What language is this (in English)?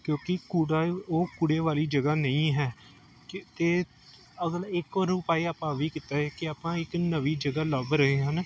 Punjabi